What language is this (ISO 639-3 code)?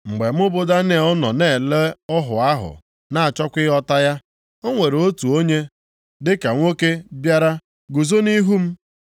ibo